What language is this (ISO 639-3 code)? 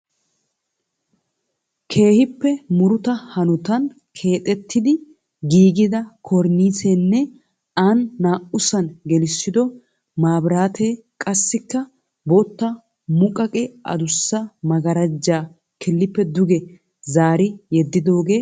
wal